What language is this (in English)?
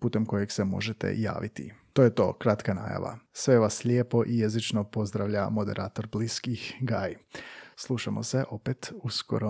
Croatian